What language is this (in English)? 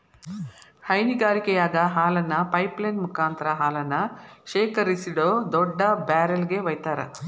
Kannada